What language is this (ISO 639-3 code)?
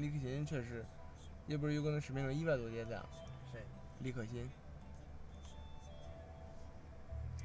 zho